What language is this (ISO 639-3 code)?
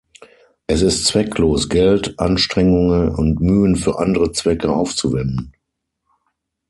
deu